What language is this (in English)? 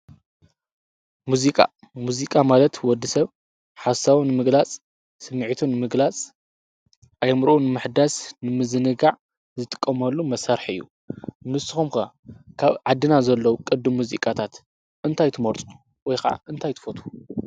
Tigrinya